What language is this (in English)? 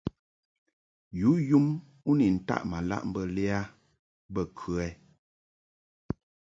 Mungaka